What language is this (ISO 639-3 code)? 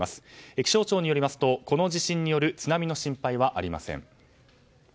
jpn